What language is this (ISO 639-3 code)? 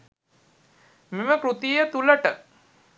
sin